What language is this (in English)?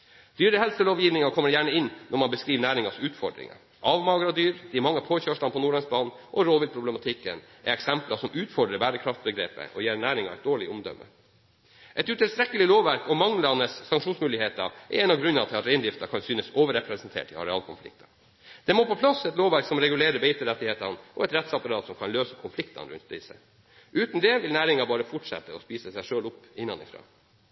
Norwegian Bokmål